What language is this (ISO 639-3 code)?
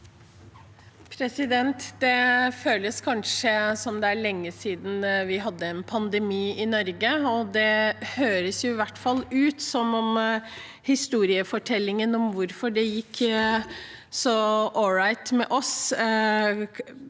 nor